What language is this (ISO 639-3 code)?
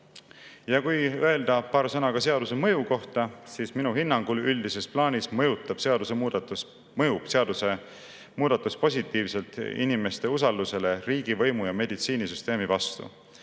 est